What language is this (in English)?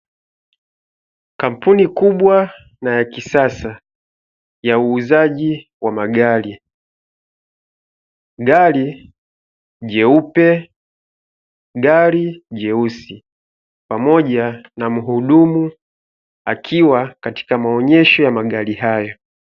Swahili